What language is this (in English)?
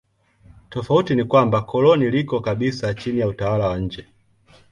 Swahili